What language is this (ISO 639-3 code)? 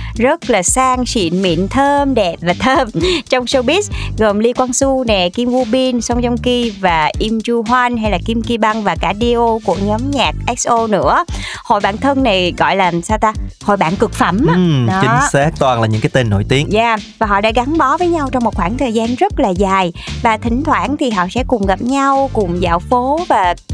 vie